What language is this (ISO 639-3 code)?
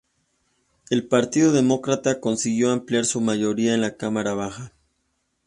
spa